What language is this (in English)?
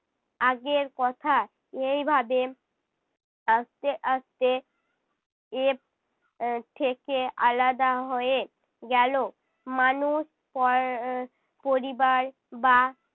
Bangla